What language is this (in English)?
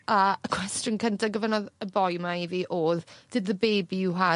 Welsh